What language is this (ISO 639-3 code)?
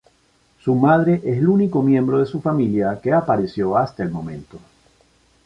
spa